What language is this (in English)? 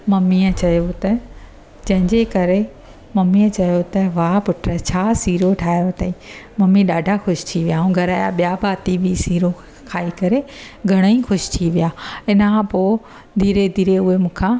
Sindhi